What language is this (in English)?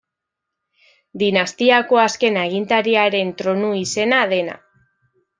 Basque